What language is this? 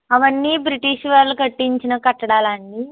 Telugu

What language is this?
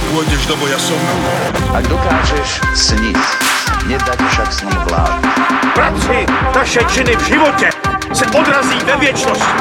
Slovak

